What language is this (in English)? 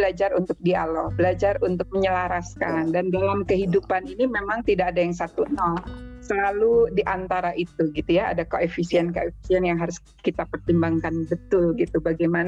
Indonesian